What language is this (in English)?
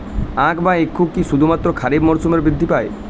Bangla